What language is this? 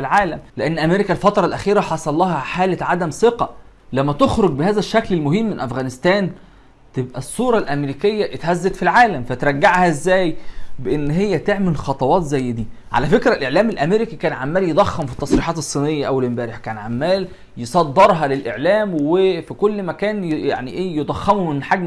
Arabic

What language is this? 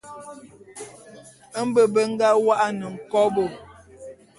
Bulu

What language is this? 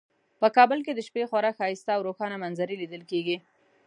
Pashto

